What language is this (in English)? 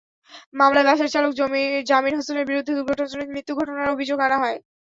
Bangla